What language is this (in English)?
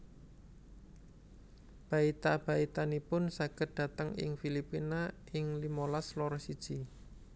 Javanese